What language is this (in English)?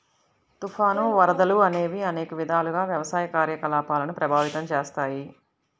Telugu